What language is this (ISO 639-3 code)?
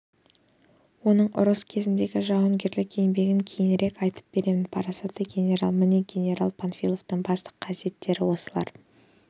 kaz